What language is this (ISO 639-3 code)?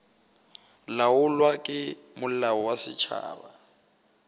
nso